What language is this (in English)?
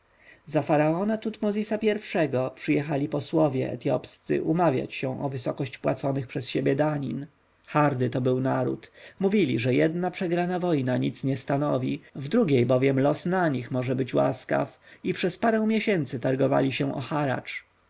Polish